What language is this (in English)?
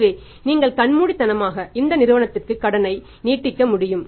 Tamil